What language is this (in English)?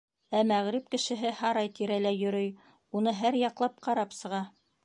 Bashkir